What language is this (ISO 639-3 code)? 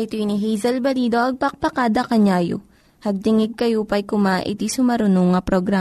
fil